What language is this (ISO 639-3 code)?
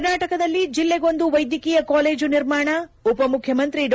kan